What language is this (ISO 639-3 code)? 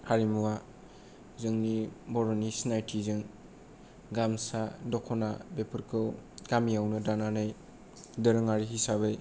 brx